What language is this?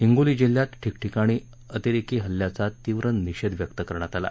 Marathi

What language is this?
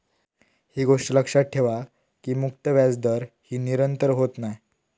Marathi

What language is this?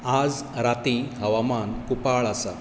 Konkani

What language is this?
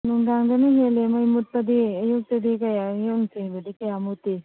Manipuri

